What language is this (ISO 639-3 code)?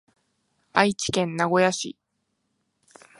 jpn